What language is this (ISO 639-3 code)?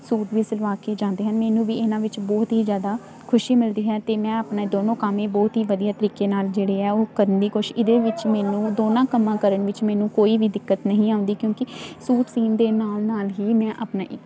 pan